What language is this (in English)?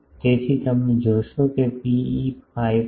Gujarati